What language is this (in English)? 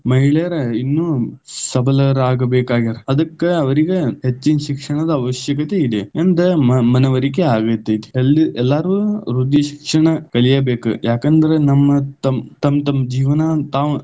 Kannada